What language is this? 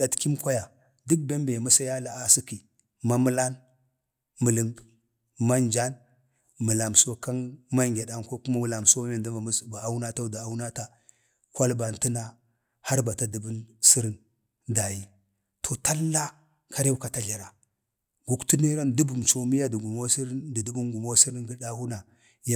Bade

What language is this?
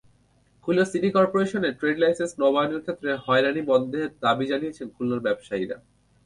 Bangla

